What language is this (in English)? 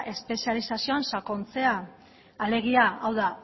Basque